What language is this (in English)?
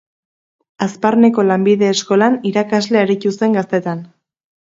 Basque